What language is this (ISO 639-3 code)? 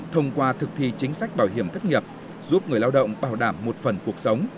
vie